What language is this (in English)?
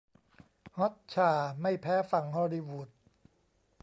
Thai